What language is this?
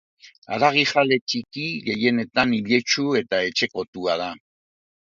Basque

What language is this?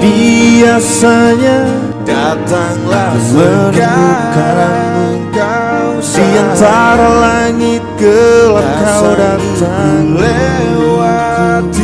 Indonesian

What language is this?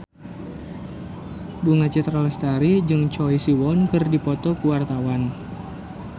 Sundanese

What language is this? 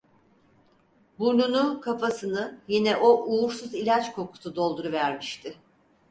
Turkish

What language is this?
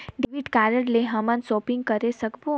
Chhattisgarhi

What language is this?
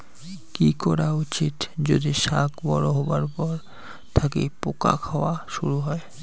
Bangla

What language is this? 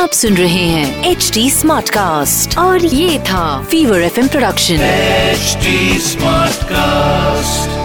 Bangla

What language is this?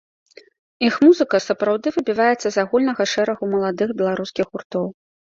Belarusian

